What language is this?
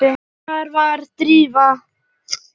Icelandic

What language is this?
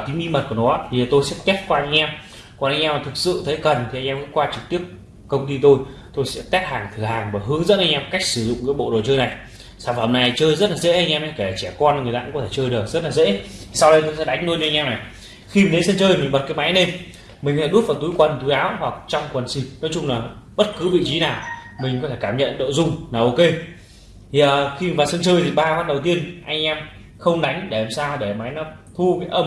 Vietnamese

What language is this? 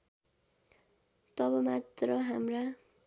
Nepali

